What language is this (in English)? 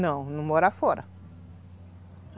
Portuguese